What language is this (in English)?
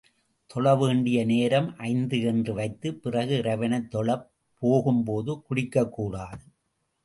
Tamil